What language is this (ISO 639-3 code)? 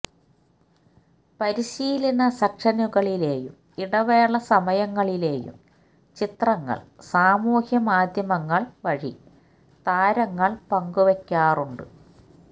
mal